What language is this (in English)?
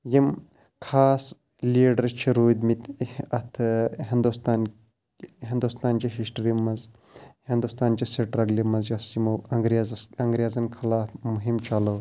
Kashmiri